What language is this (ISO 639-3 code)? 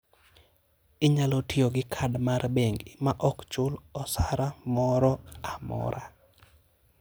luo